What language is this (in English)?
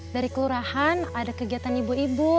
Indonesian